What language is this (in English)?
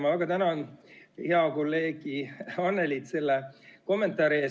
Estonian